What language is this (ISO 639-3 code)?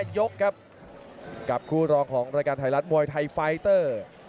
tha